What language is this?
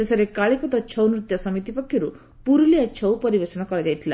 Odia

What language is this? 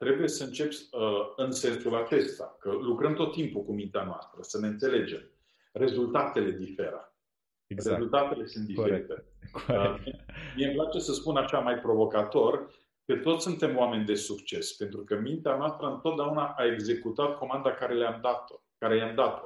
Romanian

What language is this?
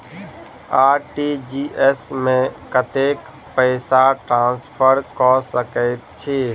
Maithili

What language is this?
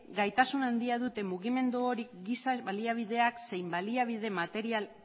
Basque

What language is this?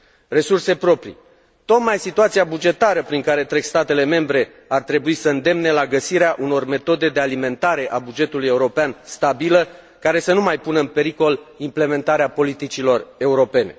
Romanian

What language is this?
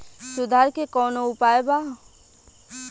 Bhojpuri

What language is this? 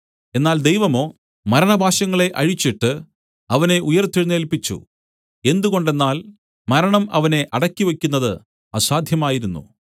Malayalam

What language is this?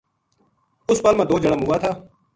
Gujari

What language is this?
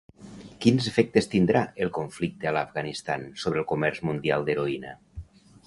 Catalan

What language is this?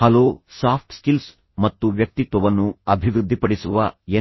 Kannada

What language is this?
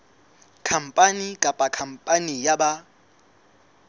Southern Sotho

